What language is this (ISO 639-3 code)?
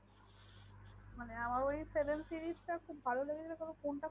ben